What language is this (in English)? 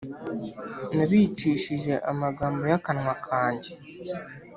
Kinyarwanda